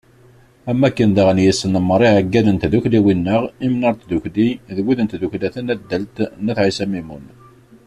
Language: Kabyle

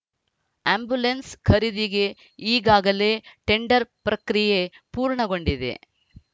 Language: Kannada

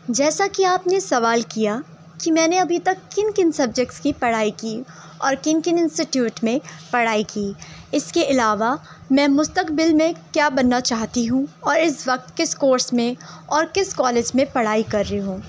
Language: Urdu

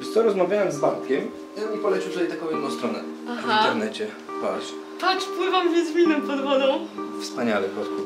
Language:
Polish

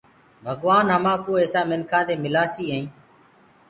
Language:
Gurgula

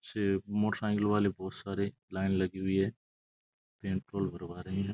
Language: Rajasthani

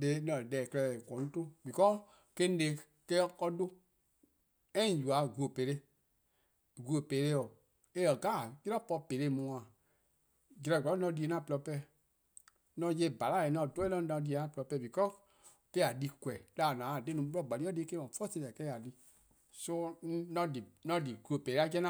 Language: Eastern Krahn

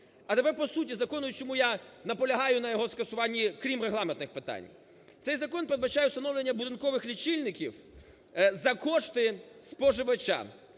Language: Ukrainian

